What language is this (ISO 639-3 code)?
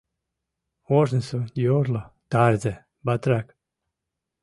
chm